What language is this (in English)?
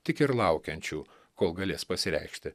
Lithuanian